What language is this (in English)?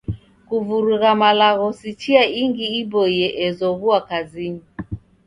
Taita